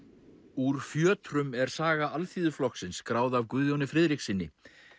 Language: Icelandic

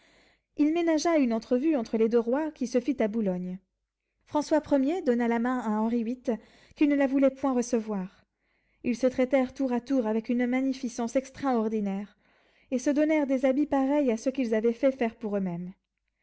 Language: French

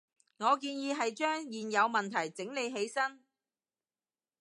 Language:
Cantonese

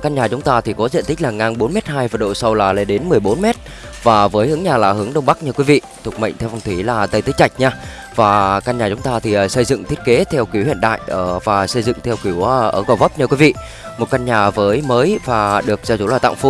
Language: Vietnamese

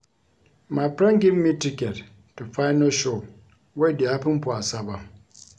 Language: Nigerian Pidgin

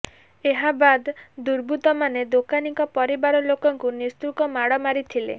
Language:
Odia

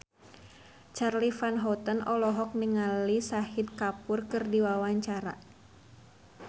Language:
Sundanese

